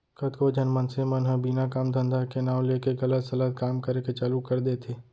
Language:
Chhattisgarhi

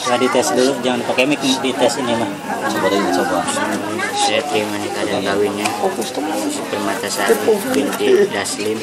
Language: Indonesian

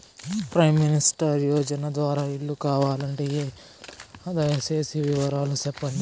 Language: Telugu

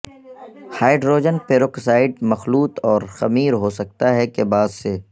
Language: Urdu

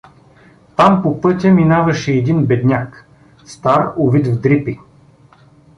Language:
Bulgarian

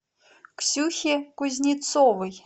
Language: Russian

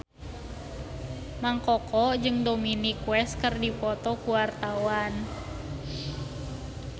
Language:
Sundanese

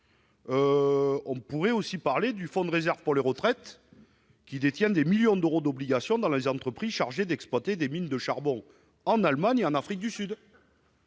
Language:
French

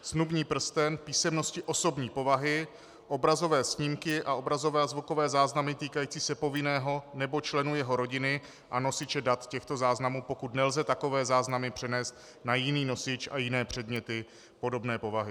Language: Czech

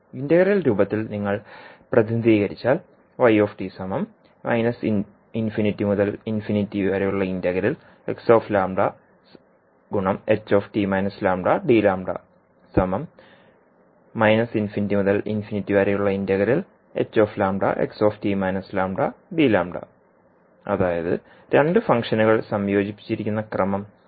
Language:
Malayalam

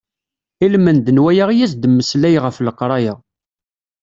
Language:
Kabyle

